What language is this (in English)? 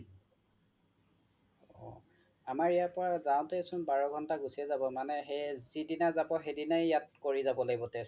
Assamese